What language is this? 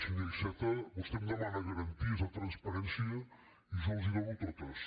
Catalan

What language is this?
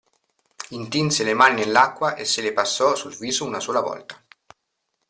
Italian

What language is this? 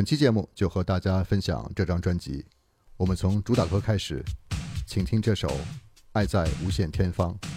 Chinese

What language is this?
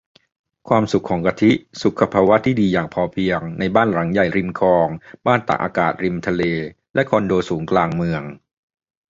Thai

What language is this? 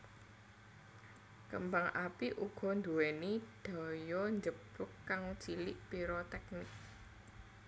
Javanese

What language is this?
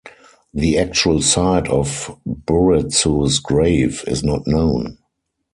English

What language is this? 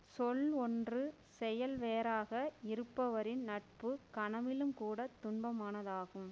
Tamil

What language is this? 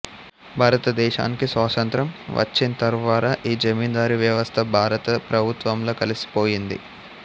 Telugu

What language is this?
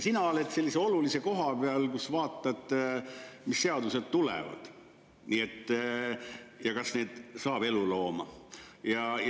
Estonian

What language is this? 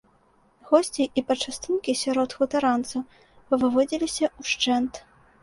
Belarusian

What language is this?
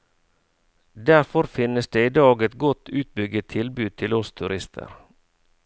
Norwegian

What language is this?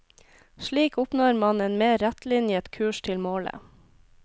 Norwegian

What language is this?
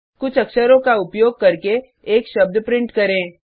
Hindi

